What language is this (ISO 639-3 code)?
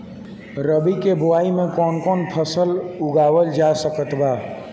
bho